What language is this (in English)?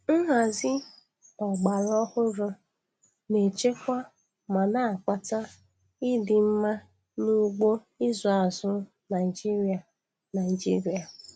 Igbo